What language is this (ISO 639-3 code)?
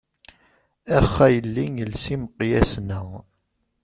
kab